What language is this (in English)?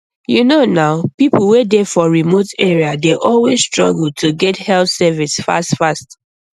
Nigerian Pidgin